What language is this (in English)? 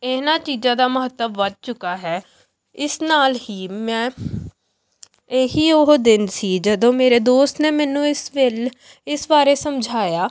Punjabi